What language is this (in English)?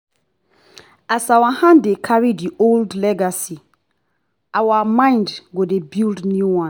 Nigerian Pidgin